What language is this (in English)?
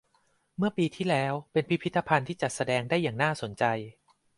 Thai